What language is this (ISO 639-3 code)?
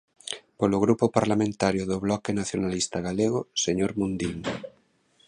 glg